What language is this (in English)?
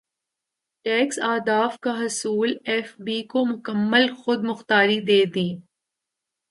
Urdu